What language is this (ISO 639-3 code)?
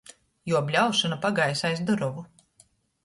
ltg